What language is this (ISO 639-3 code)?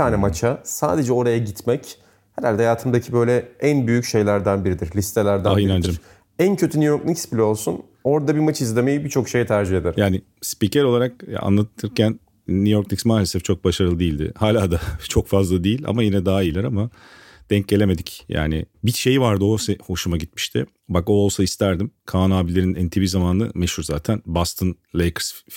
tur